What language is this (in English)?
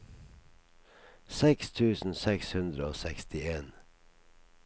Norwegian